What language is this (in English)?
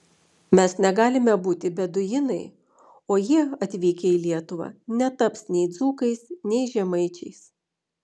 Lithuanian